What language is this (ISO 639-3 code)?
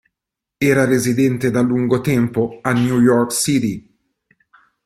ita